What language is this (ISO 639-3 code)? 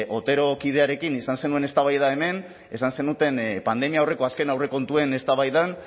eus